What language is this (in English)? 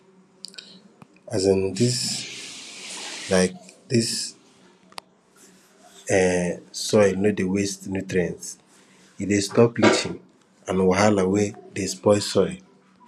Nigerian Pidgin